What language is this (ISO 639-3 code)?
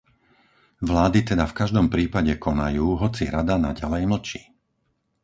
slk